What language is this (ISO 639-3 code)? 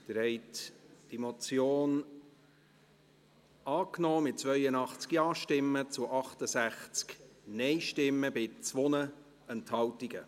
gsw